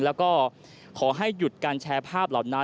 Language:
Thai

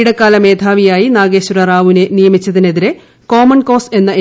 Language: Malayalam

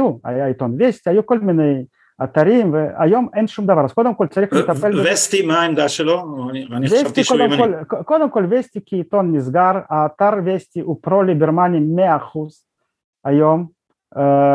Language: Hebrew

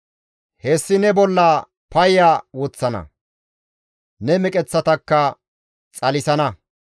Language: Gamo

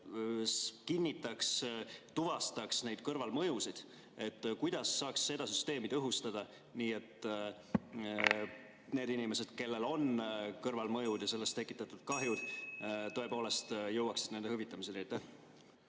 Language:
Estonian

